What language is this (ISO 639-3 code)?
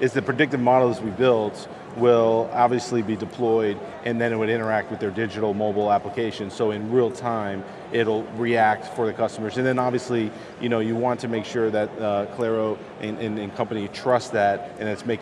eng